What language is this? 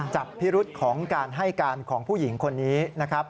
Thai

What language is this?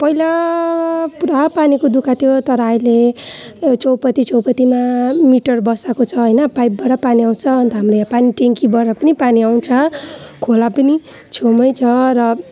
Nepali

